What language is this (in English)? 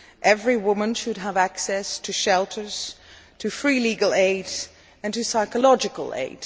English